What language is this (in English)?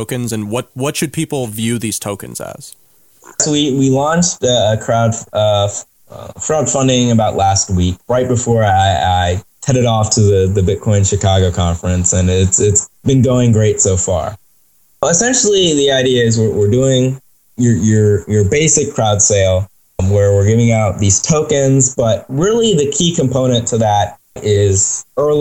English